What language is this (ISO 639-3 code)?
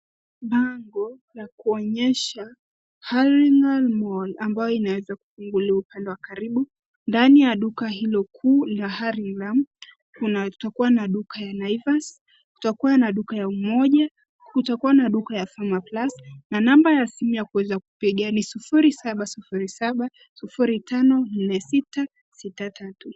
swa